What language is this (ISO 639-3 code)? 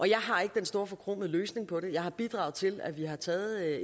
dan